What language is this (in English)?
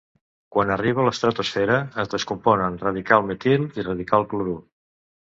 Catalan